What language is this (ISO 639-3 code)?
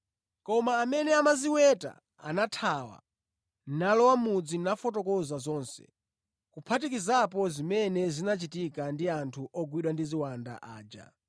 nya